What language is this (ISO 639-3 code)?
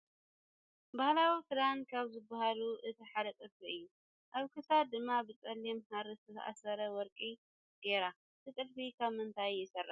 tir